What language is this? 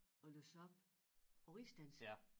Danish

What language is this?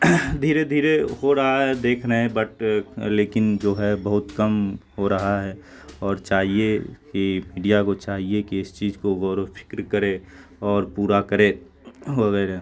Urdu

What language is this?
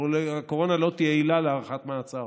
Hebrew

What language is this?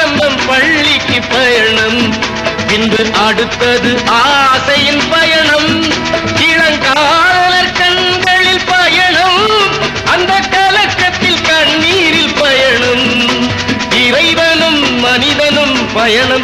Arabic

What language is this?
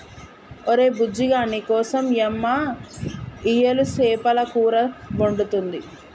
Telugu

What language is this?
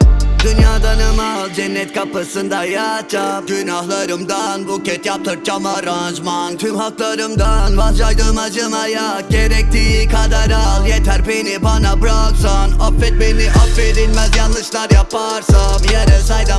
Turkish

